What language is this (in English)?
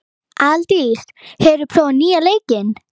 Icelandic